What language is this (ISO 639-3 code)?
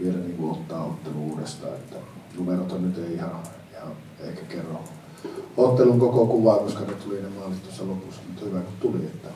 fin